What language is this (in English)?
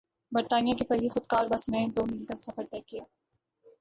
Urdu